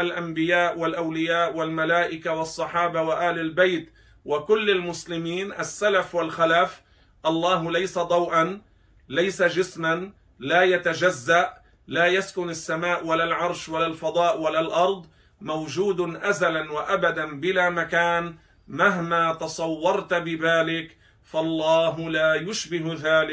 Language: Arabic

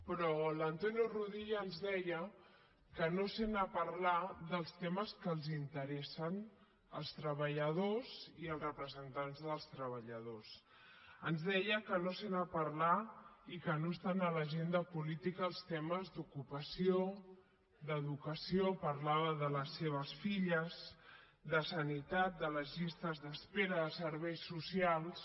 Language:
Catalan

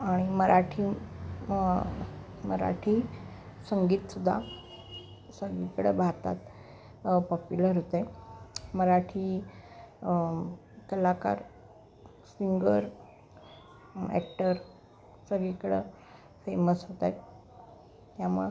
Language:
Marathi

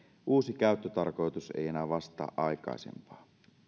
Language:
Finnish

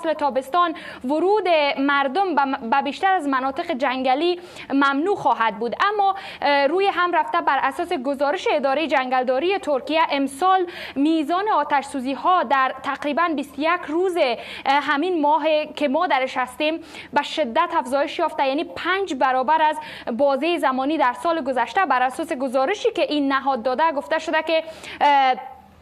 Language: Persian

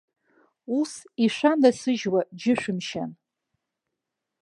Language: Abkhazian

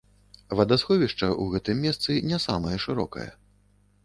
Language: Belarusian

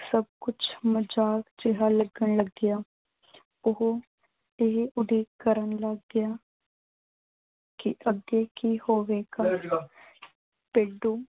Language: Punjabi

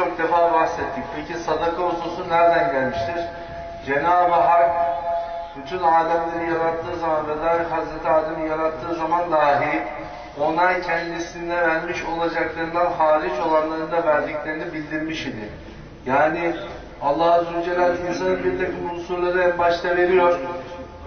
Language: Turkish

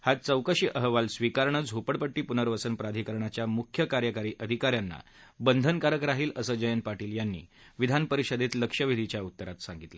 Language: Marathi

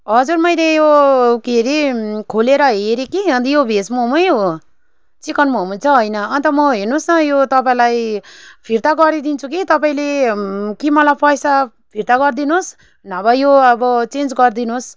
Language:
Nepali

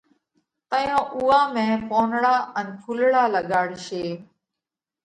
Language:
Parkari Koli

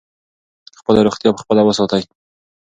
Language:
Pashto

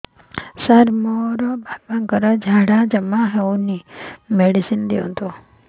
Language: Odia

